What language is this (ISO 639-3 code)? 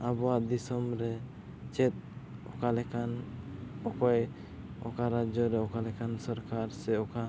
sat